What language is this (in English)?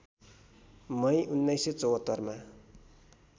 Nepali